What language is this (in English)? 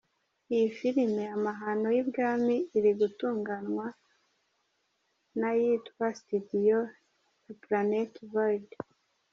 Kinyarwanda